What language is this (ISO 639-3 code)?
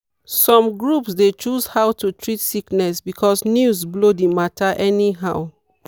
pcm